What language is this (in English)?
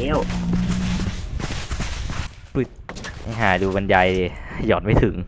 Thai